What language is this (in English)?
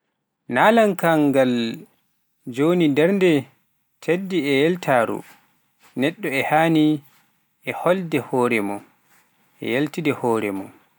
Pular